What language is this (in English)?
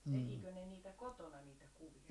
Finnish